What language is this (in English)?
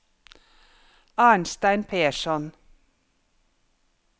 Norwegian